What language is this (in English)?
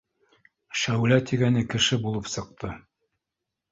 Bashkir